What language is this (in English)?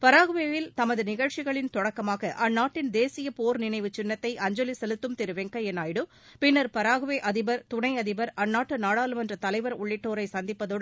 Tamil